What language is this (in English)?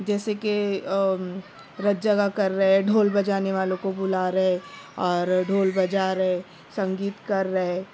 Urdu